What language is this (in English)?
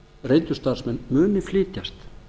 Icelandic